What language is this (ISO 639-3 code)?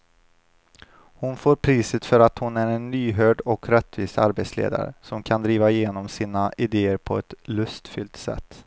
swe